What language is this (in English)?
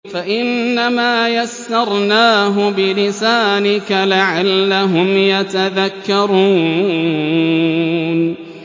Arabic